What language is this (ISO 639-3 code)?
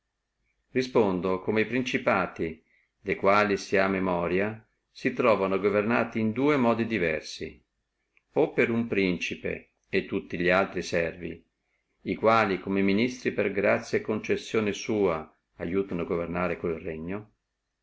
ita